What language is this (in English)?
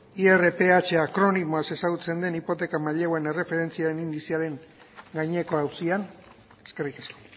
Basque